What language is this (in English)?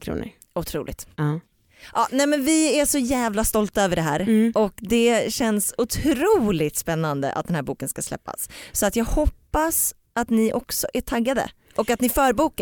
Swedish